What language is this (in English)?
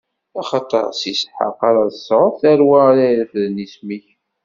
Kabyle